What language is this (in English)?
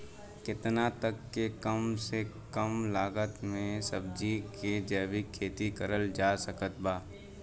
Bhojpuri